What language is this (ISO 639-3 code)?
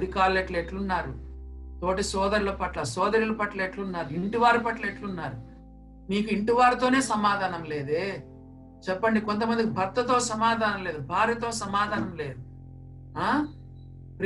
tel